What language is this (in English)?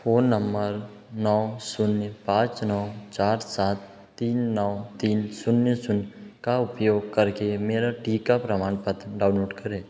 Hindi